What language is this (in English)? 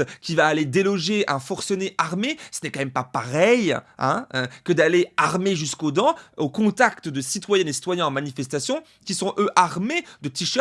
French